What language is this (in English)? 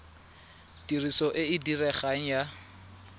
Tswana